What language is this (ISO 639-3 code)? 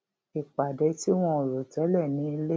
yor